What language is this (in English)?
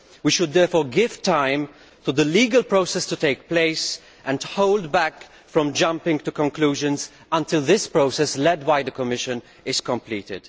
English